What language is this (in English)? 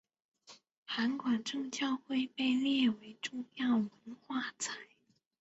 Chinese